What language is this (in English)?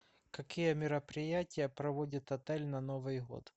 Russian